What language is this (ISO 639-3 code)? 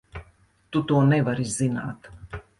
lav